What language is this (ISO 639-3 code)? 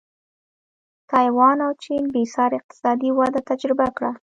pus